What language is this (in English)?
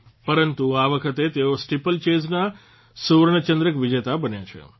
Gujarati